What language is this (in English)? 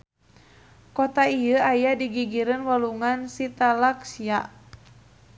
Sundanese